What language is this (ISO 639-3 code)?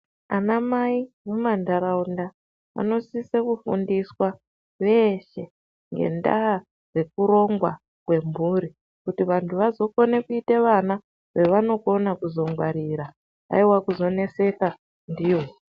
ndc